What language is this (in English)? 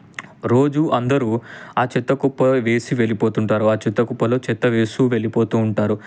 Telugu